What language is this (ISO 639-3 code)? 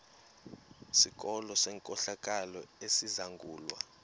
xho